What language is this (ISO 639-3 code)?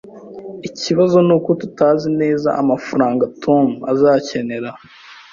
kin